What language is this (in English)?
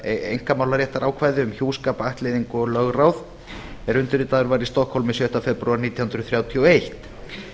Icelandic